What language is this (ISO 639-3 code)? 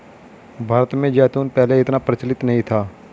hin